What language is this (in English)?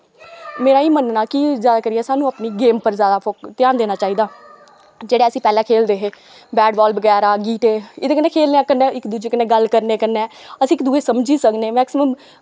Dogri